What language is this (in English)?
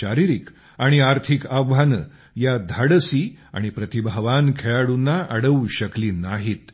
Marathi